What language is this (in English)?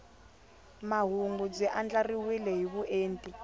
Tsonga